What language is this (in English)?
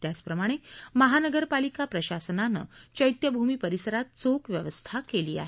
Marathi